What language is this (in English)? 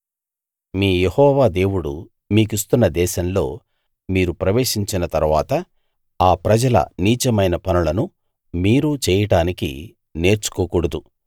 Telugu